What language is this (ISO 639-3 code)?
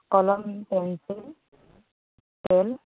asm